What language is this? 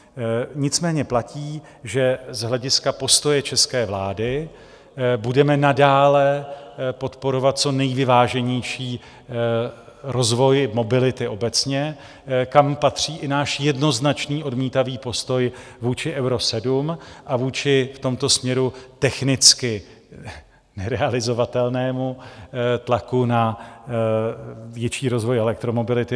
Czech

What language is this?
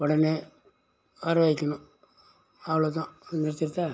Tamil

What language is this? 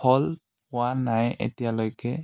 Assamese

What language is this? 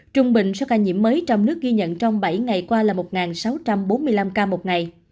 Vietnamese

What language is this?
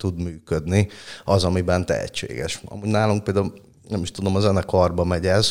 Hungarian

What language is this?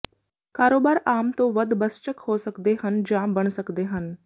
Punjabi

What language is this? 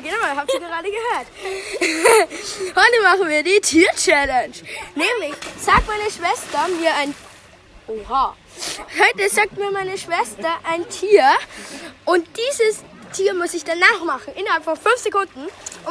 German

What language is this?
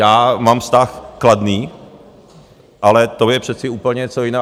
Czech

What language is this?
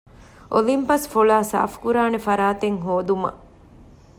Divehi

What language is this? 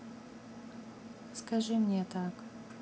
Russian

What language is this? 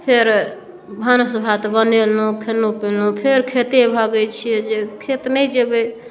Maithili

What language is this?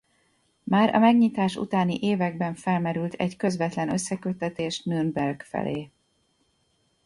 Hungarian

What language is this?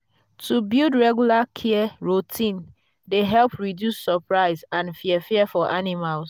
Nigerian Pidgin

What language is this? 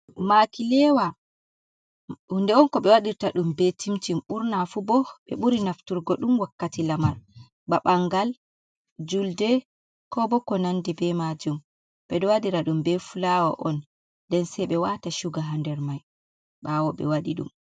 Fula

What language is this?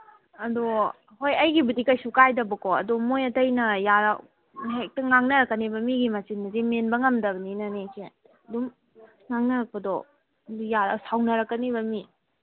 Manipuri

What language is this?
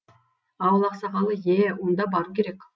Kazakh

